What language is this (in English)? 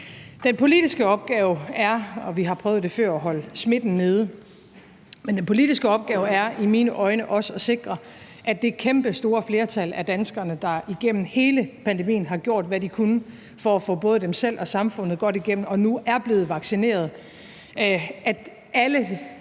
Danish